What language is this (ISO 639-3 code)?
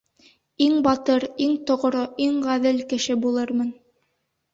bak